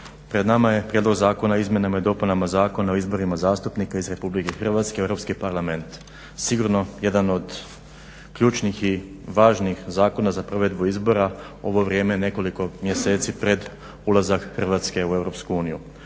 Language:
Croatian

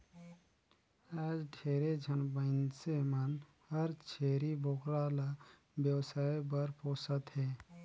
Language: Chhattisgarhi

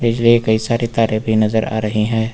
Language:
Hindi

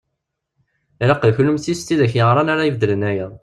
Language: Kabyle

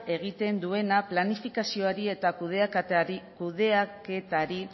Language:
Basque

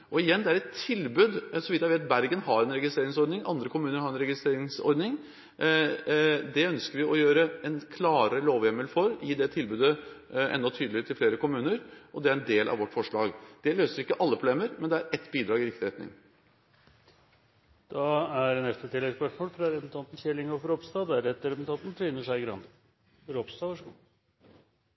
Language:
Norwegian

